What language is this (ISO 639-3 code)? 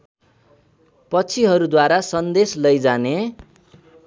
nep